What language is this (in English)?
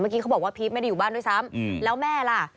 Thai